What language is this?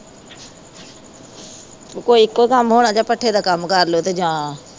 Punjabi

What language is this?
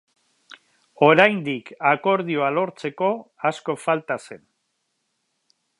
Basque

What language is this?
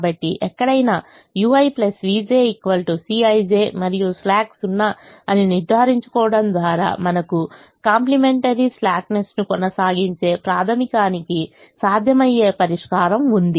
Telugu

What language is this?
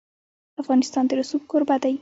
Pashto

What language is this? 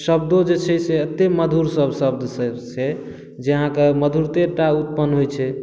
Maithili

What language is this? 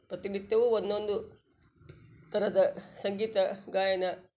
Kannada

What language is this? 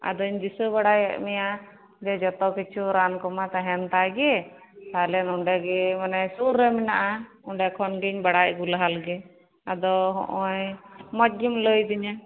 Santali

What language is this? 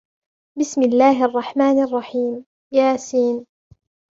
Arabic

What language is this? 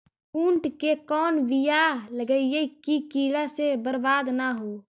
Magahi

